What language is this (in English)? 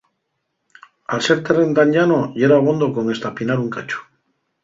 Asturian